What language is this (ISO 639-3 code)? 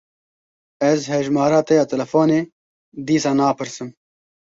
kur